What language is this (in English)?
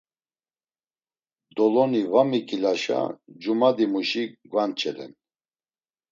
Laz